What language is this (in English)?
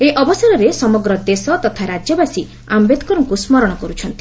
Odia